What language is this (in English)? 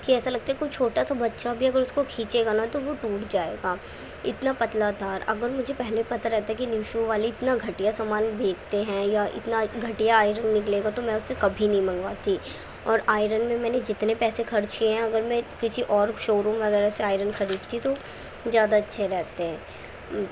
Urdu